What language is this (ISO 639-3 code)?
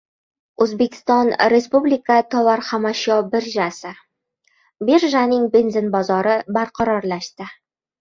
uzb